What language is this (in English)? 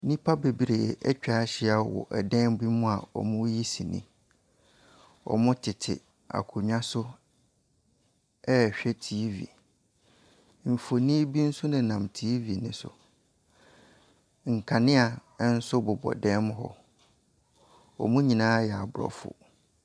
Akan